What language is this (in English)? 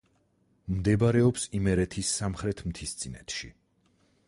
Georgian